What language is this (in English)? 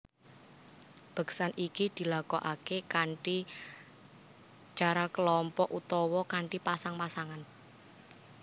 Javanese